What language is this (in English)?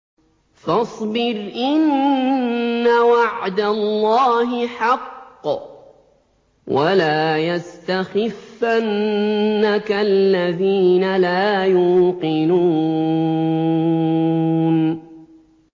Arabic